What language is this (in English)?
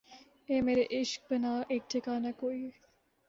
Urdu